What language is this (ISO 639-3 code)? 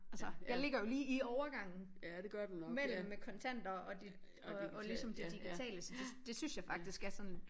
dan